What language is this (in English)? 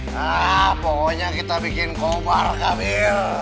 Indonesian